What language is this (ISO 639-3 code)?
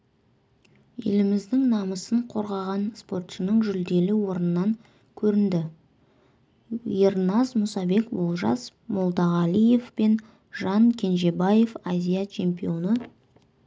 kaz